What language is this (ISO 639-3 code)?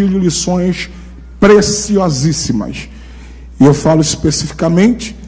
por